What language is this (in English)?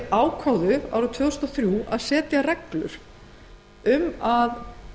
Icelandic